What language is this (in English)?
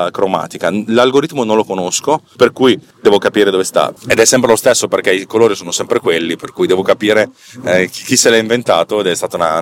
Italian